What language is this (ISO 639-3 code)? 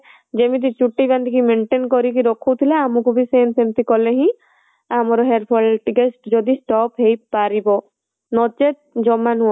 ori